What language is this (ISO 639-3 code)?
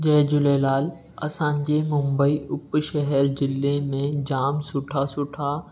snd